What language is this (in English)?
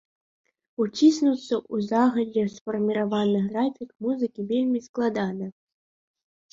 Belarusian